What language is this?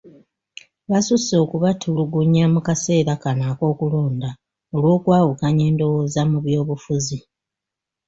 Ganda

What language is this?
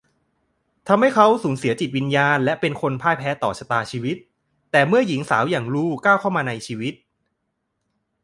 Thai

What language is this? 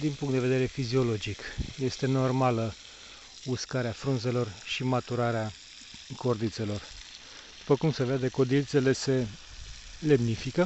Romanian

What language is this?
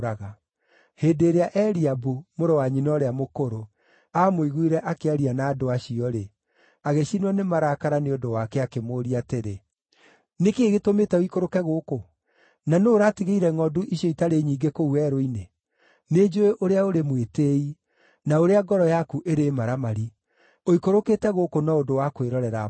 Kikuyu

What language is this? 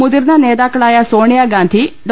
Malayalam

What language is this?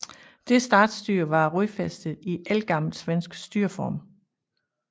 Danish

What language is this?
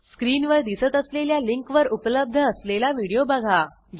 Marathi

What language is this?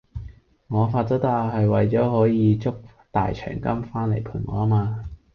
Cantonese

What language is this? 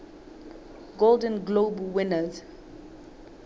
Southern Sotho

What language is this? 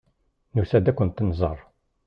Kabyle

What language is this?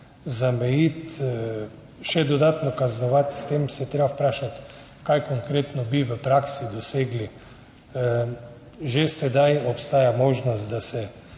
Slovenian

